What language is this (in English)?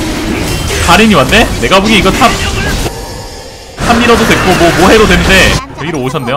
Korean